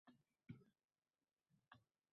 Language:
Uzbek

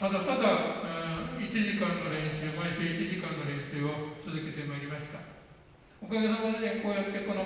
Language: Japanese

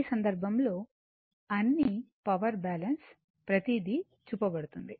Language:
Telugu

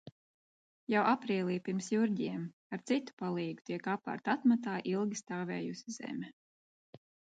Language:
Latvian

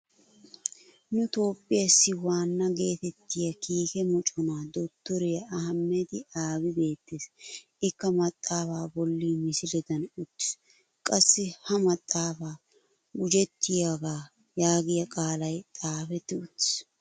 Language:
Wolaytta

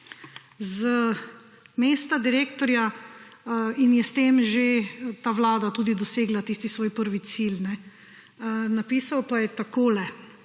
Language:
Slovenian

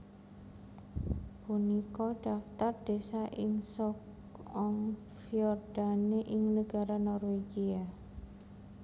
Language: Javanese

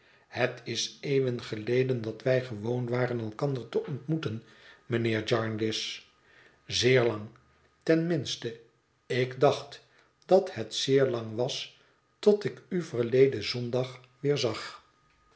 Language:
Dutch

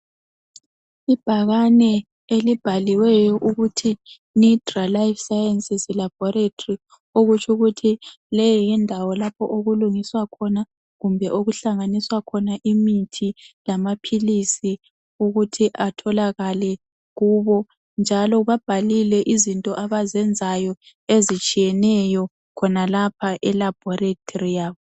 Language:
North Ndebele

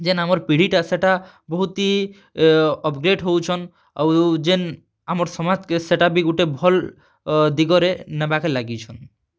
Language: Odia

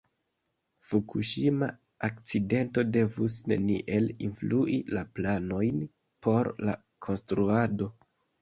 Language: Esperanto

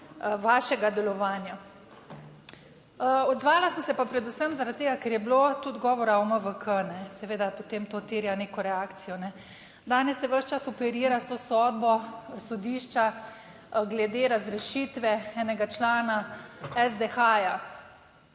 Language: Slovenian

